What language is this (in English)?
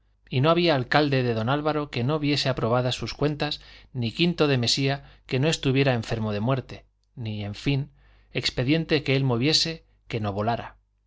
Spanish